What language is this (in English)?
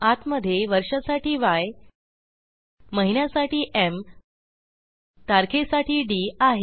Marathi